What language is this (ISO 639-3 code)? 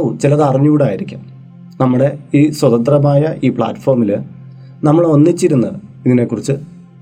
mal